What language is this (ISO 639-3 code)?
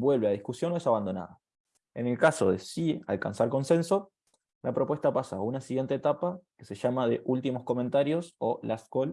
spa